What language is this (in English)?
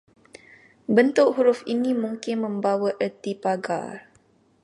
Malay